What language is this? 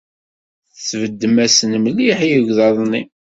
Kabyle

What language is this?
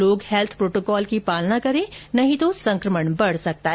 Hindi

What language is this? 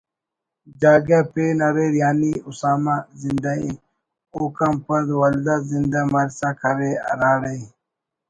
Brahui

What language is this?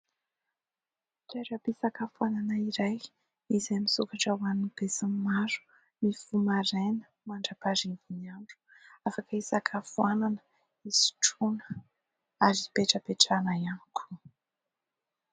Malagasy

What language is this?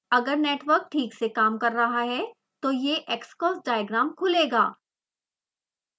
Hindi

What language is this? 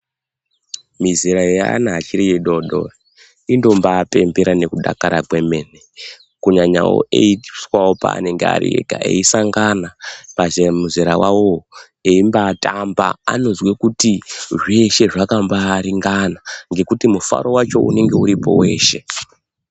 Ndau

